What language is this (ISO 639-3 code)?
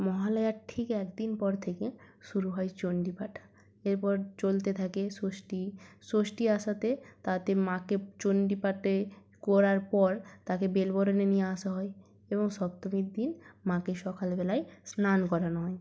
ben